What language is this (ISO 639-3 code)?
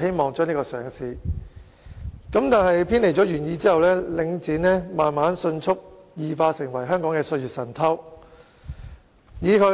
yue